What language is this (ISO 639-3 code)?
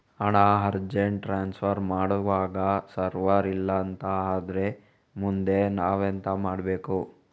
kan